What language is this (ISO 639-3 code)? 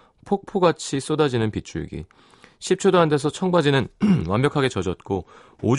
kor